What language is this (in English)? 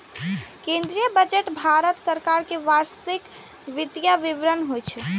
Maithili